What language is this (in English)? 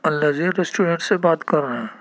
Urdu